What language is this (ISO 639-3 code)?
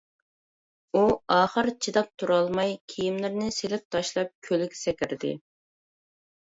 uig